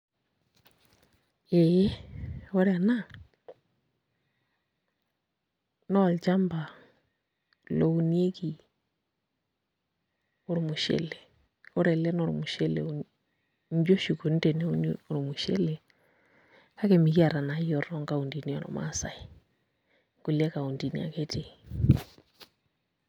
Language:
Masai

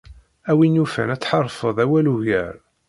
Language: Kabyle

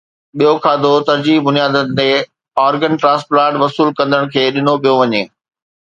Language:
Sindhi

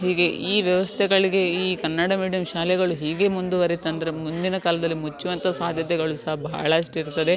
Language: Kannada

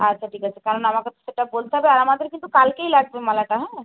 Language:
Bangla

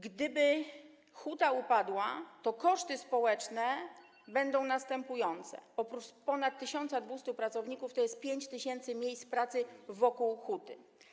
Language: Polish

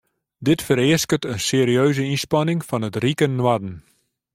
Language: Western Frisian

